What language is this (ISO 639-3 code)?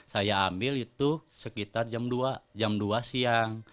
ind